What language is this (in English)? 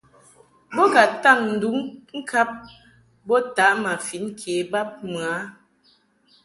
Mungaka